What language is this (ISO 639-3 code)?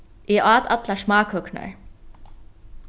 fao